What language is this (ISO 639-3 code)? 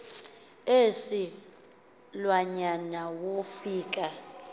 xho